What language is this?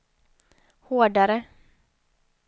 Swedish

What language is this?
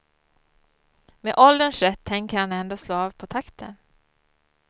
Swedish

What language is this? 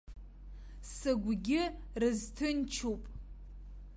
Abkhazian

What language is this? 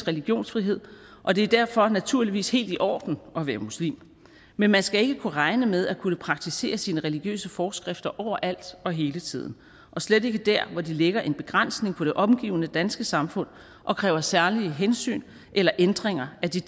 Danish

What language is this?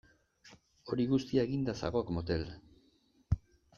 Basque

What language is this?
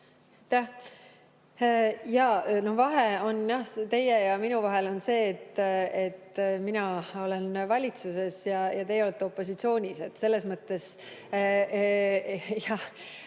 Estonian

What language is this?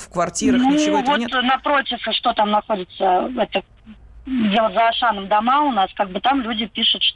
Russian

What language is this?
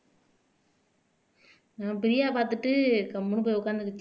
Tamil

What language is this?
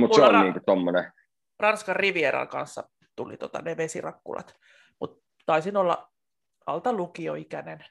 Finnish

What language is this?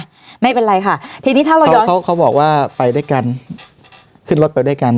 Thai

